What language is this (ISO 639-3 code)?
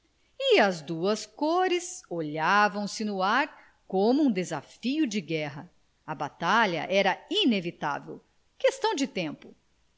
por